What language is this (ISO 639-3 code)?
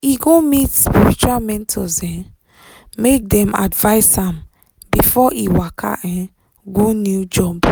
pcm